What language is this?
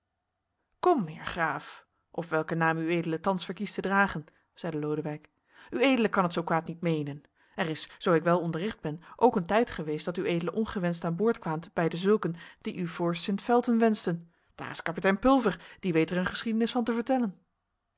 Dutch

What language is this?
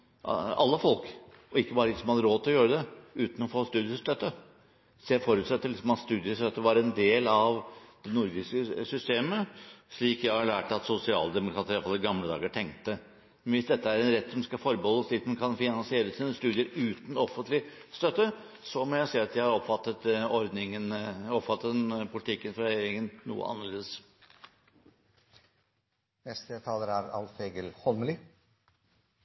Norwegian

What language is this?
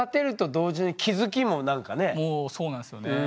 Japanese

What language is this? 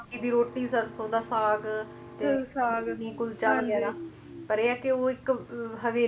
Punjabi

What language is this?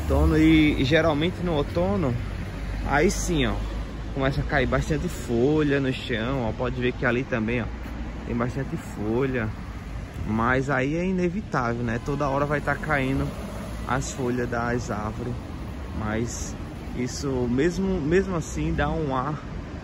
Portuguese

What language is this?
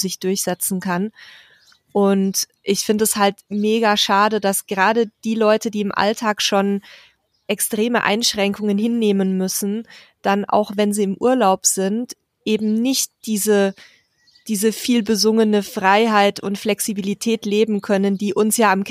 German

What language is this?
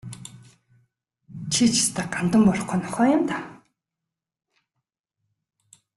Mongolian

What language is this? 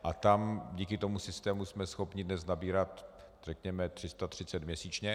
Czech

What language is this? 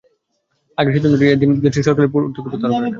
Bangla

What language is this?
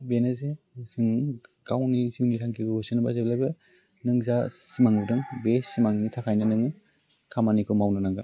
Bodo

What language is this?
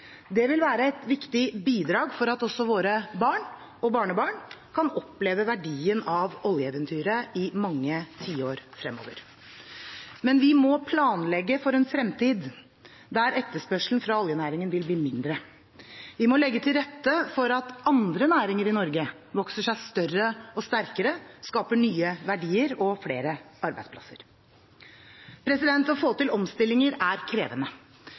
Norwegian Bokmål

